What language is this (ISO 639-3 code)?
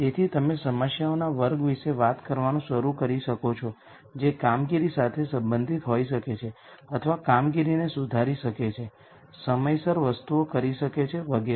guj